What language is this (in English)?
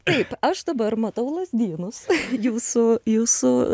Lithuanian